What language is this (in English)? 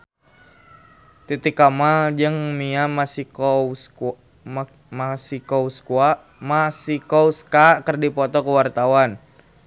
Sundanese